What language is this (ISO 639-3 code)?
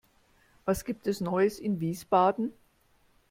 deu